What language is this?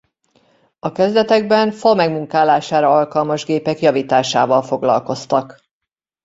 Hungarian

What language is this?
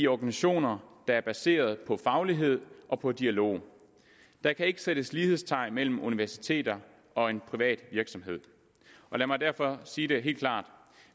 Danish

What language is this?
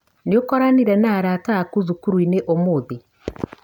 Kikuyu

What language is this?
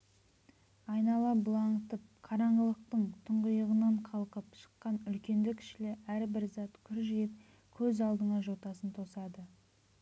Kazakh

